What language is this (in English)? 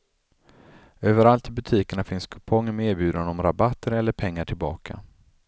Swedish